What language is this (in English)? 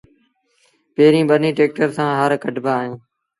Sindhi Bhil